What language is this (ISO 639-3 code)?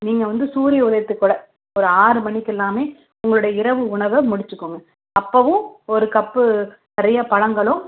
tam